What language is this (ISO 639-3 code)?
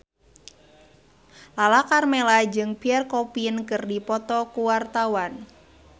sun